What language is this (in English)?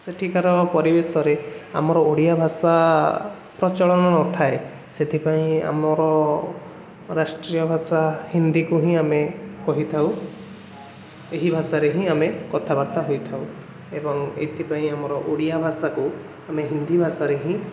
Odia